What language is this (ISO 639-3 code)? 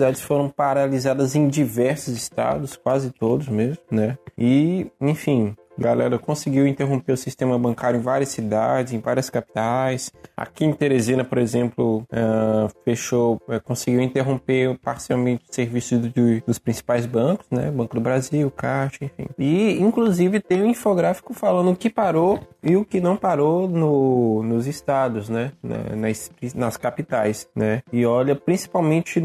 por